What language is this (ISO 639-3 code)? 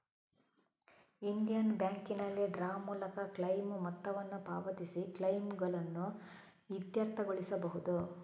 kan